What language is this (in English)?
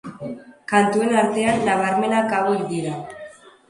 Basque